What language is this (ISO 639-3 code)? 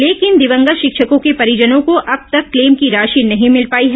hin